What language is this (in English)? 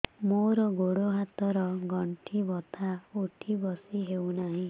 Odia